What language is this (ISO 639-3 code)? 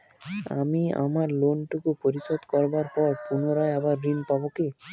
ben